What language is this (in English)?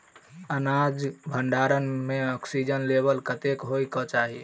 Maithili